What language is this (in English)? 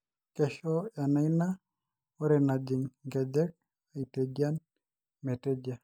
Masai